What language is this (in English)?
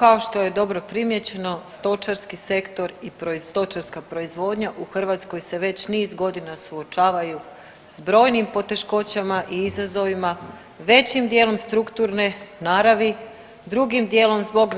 Croatian